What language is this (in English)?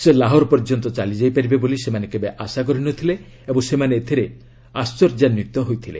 Odia